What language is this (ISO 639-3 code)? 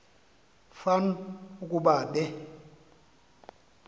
xho